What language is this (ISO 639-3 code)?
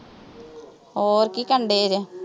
pan